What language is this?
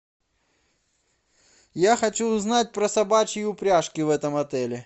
Russian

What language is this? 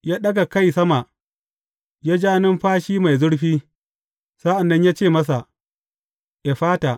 Hausa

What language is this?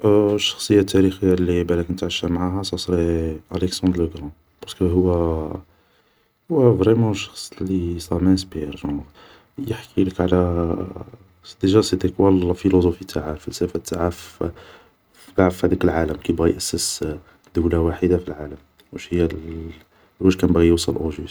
Algerian Arabic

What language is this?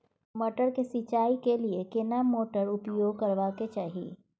Maithili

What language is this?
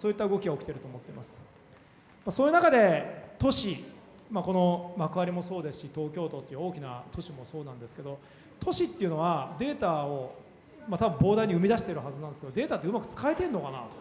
Japanese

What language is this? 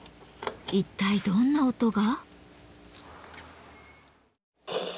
Japanese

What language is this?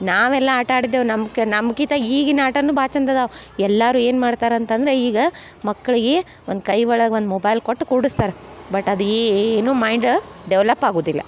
Kannada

